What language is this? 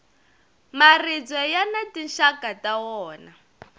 Tsonga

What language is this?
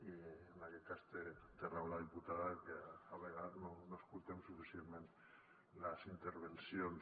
Catalan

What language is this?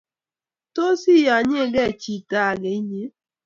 Kalenjin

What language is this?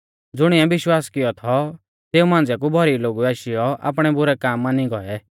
Mahasu Pahari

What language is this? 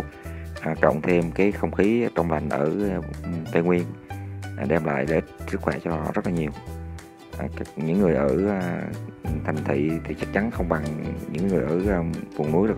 Vietnamese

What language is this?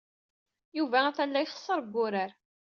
Kabyle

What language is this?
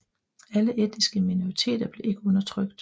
Danish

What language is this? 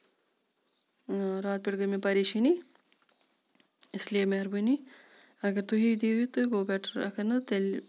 Kashmiri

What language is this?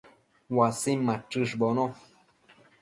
Matsés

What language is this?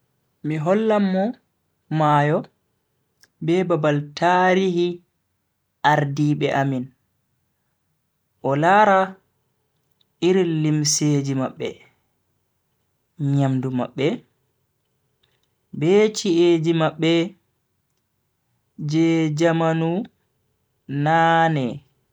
Bagirmi Fulfulde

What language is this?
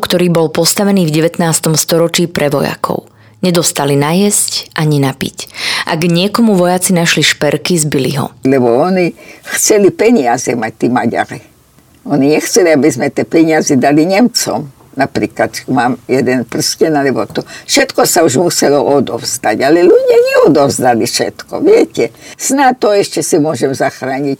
Slovak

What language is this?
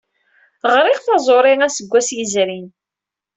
Kabyle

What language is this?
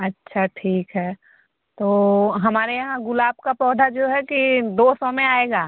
Hindi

